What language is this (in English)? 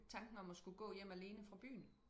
Danish